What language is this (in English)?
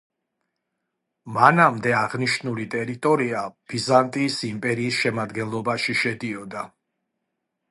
Georgian